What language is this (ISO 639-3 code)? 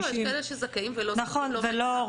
heb